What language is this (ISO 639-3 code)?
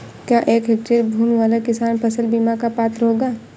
hin